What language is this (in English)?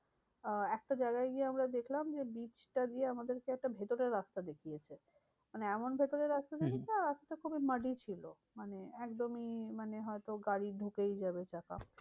Bangla